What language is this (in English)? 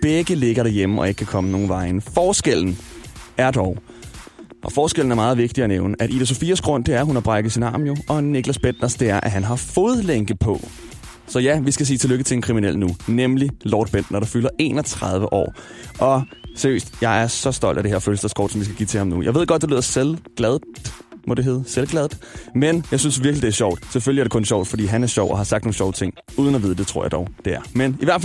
Danish